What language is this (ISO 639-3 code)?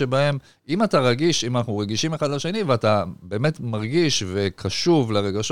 heb